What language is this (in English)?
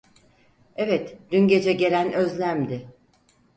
Turkish